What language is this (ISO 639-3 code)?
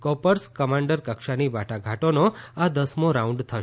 guj